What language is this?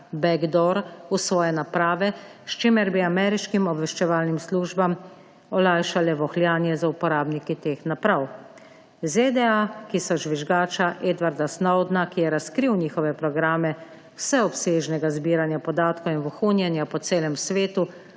Slovenian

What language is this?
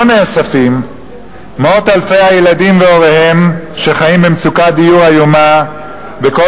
Hebrew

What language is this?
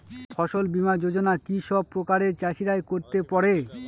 Bangla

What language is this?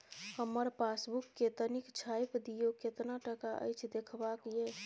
Maithili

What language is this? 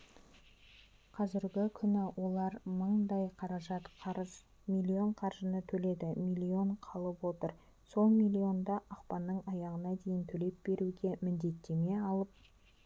Kazakh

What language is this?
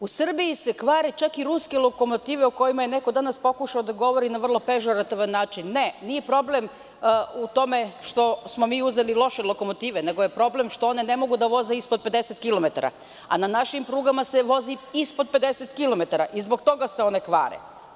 Serbian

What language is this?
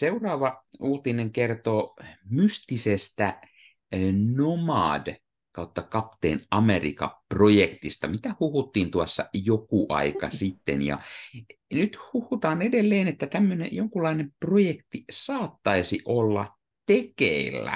Finnish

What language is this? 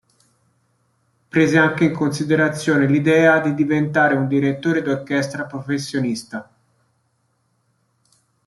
Italian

